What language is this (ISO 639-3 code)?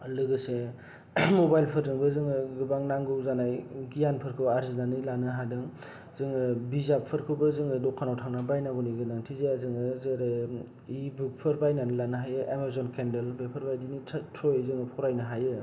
brx